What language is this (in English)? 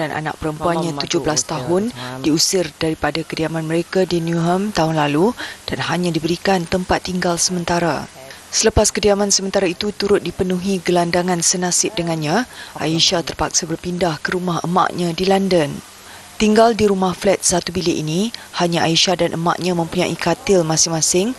Malay